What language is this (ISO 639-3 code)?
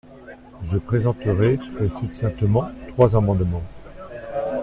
fra